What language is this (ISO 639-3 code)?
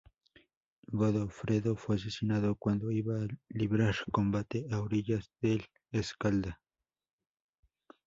spa